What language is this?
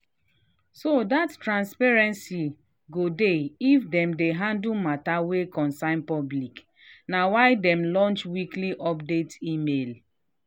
Nigerian Pidgin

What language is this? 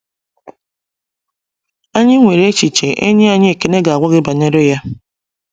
Igbo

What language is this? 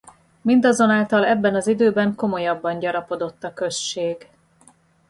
Hungarian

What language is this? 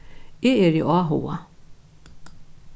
Faroese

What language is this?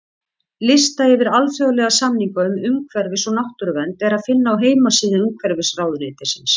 Icelandic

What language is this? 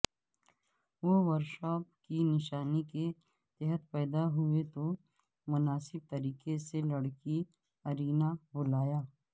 Urdu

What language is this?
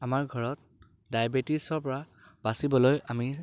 Assamese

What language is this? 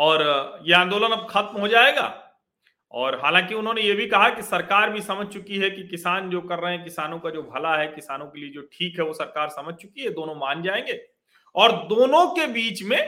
Hindi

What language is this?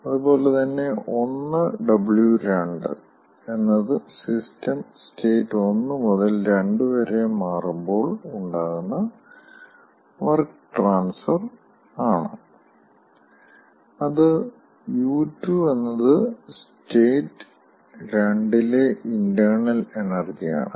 Malayalam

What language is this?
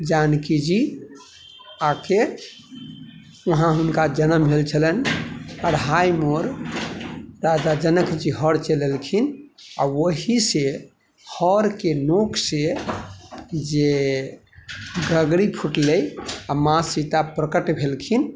Maithili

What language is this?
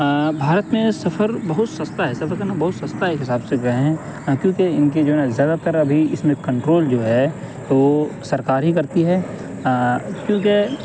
Urdu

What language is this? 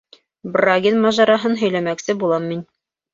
Bashkir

